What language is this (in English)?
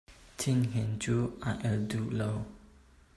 Hakha Chin